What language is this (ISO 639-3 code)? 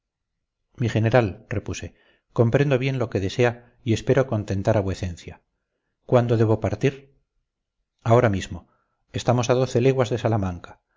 spa